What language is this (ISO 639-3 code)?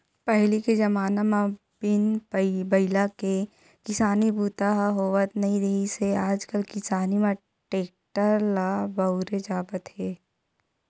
hne